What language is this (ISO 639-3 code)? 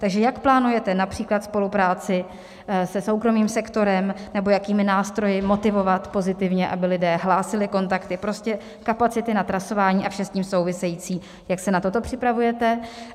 ces